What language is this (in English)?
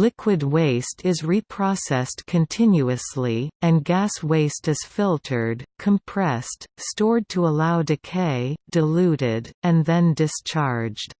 English